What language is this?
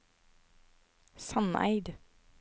Norwegian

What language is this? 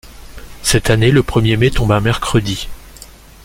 French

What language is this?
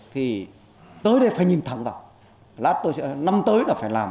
Vietnamese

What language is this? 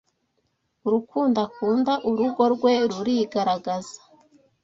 Kinyarwanda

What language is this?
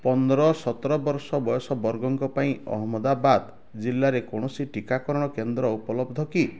Odia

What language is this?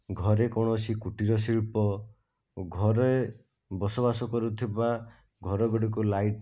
Odia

